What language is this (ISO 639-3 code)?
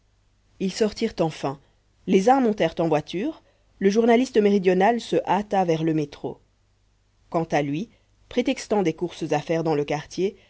fra